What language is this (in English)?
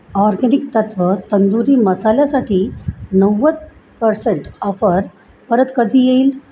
Marathi